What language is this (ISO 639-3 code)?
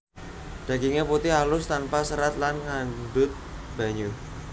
jav